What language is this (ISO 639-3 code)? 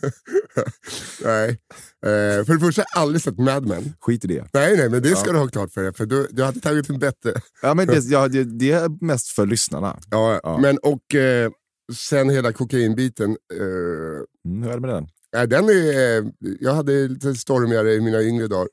swe